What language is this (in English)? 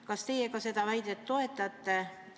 Estonian